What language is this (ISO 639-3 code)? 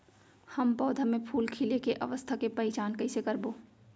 hne